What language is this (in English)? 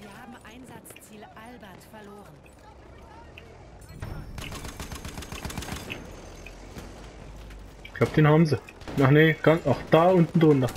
German